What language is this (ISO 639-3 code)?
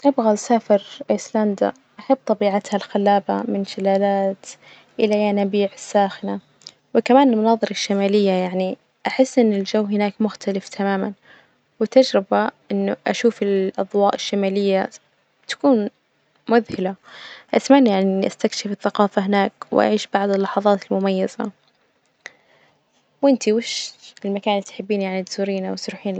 ars